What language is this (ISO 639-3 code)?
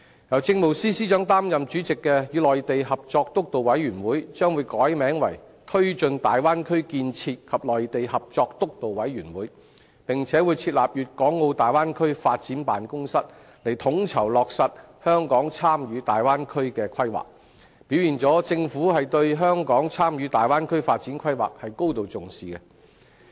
yue